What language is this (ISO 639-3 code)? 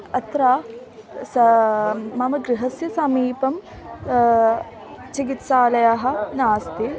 san